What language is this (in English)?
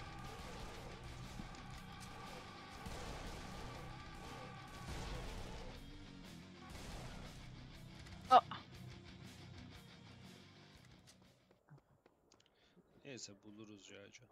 Turkish